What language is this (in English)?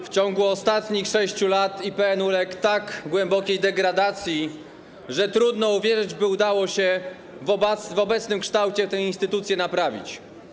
Polish